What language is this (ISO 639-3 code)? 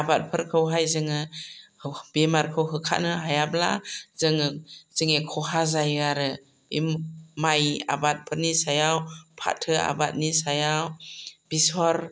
brx